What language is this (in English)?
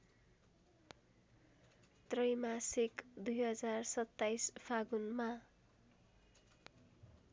Nepali